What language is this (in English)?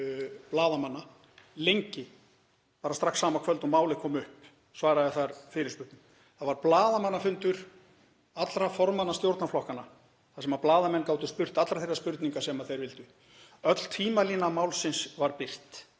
Icelandic